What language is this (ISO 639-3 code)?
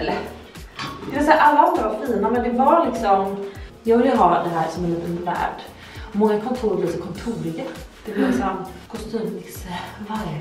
swe